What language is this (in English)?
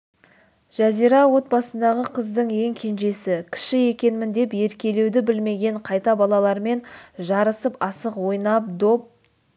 Kazakh